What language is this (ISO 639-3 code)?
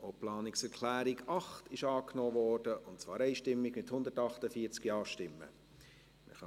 gsw